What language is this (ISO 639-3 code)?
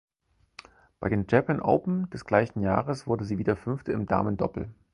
deu